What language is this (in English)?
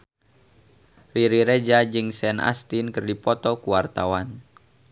Sundanese